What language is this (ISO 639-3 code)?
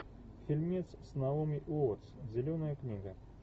rus